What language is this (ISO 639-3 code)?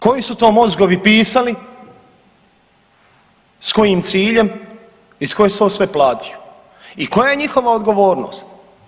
hrv